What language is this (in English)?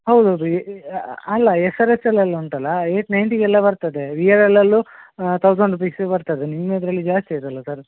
Kannada